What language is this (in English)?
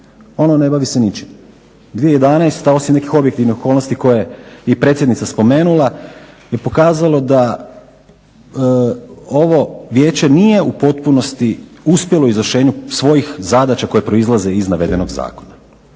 Croatian